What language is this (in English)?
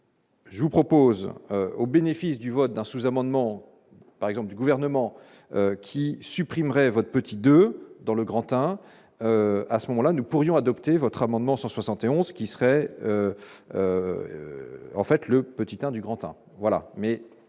French